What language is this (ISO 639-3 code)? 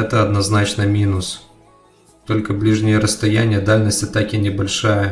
rus